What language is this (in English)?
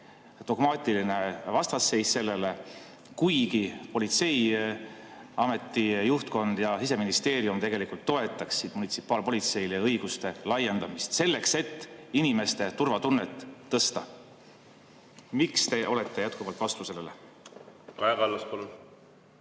Estonian